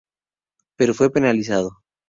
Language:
Spanish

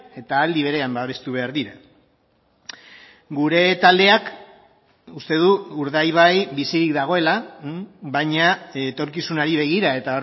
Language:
Basque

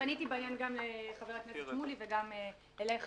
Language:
Hebrew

